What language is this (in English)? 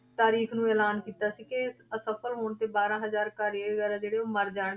Punjabi